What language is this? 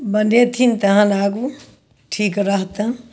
Maithili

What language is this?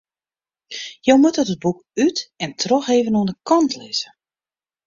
Western Frisian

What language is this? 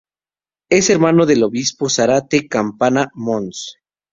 Spanish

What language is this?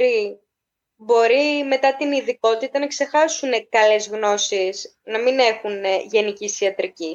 Greek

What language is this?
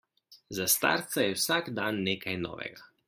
Slovenian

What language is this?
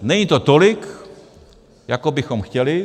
Czech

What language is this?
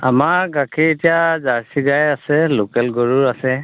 Assamese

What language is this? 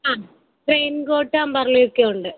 Malayalam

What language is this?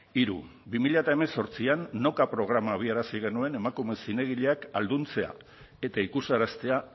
Basque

